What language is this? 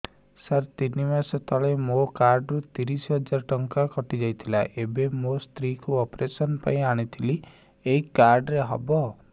Odia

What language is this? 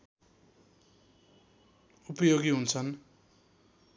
Nepali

